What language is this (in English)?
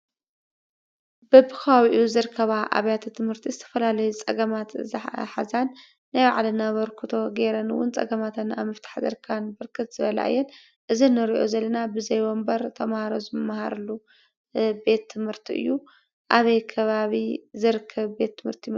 Tigrinya